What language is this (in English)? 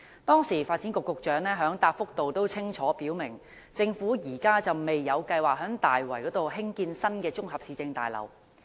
Cantonese